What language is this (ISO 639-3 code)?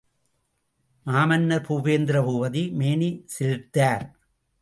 tam